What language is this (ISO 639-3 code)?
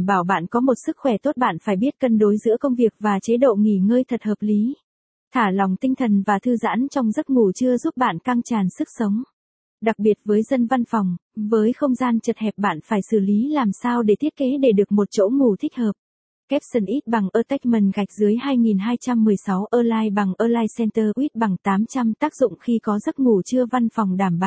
vie